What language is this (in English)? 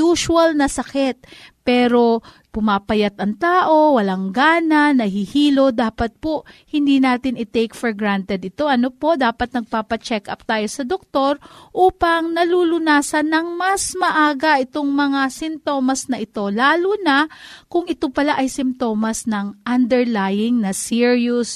Filipino